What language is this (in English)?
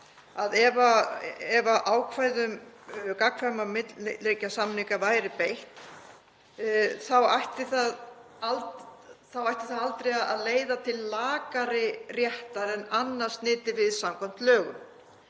Icelandic